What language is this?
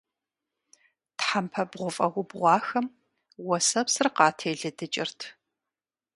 Kabardian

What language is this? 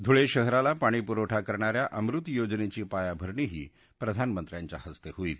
Marathi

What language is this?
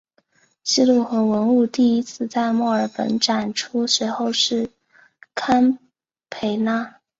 Chinese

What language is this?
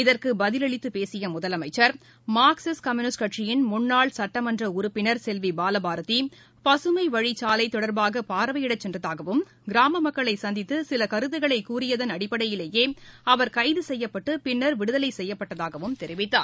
Tamil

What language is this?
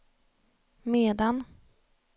Swedish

